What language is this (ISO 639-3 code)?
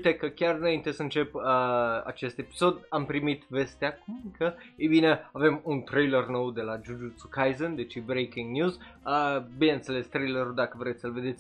ron